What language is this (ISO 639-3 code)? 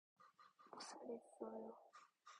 kor